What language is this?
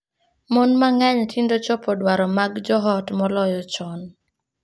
Luo (Kenya and Tanzania)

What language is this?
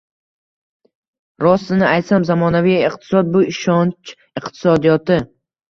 Uzbek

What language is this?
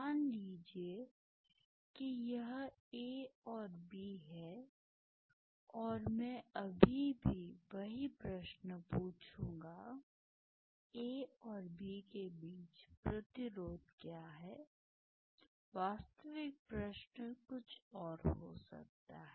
Hindi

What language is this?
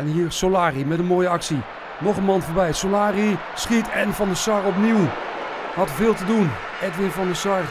Dutch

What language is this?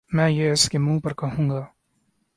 Urdu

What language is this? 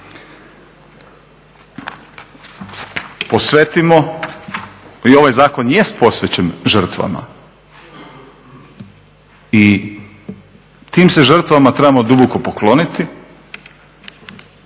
Croatian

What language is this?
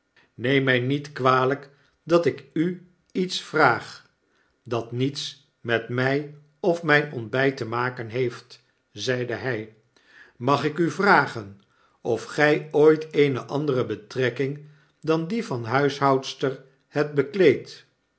Dutch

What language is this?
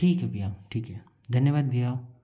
Hindi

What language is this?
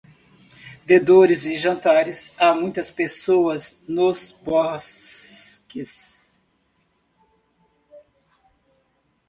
Portuguese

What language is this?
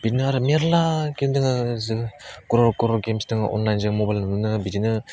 Bodo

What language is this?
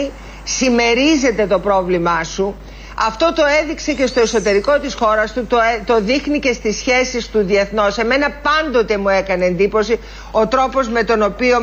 Greek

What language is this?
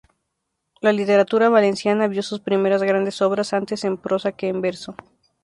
Spanish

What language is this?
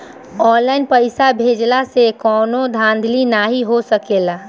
Bhojpuri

